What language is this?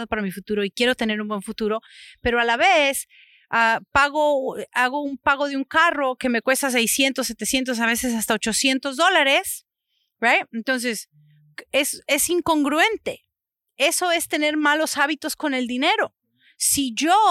Spanish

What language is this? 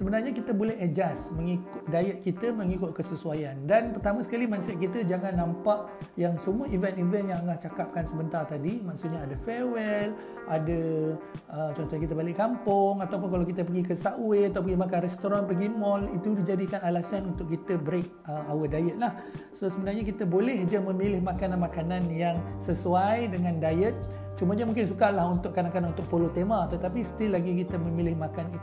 Malay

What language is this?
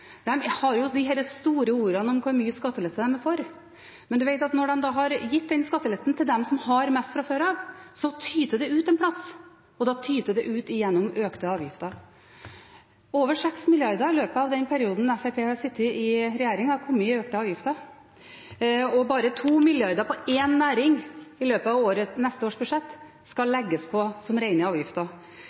Norwegian Bokmål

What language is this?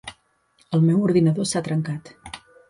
Catalan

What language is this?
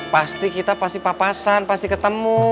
Indonesian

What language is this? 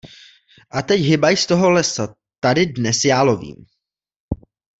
Czech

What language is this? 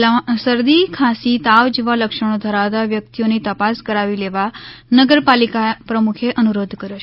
Gujarati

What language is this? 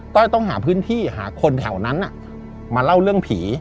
Thai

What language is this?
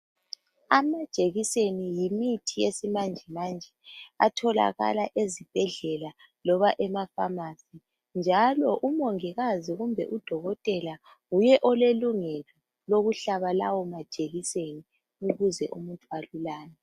North Ndebele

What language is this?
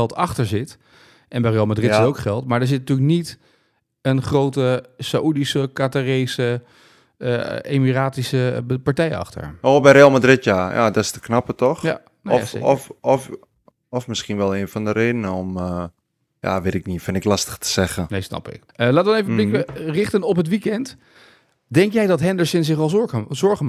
Dutch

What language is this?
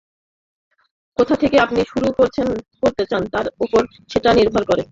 Bangla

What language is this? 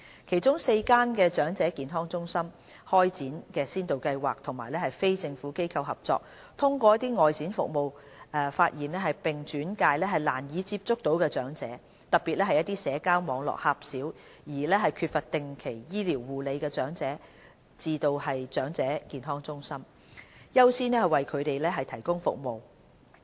Cantonese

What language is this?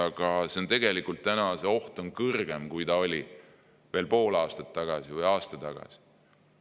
Estonian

